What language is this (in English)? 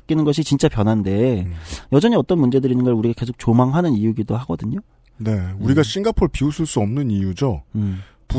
Korean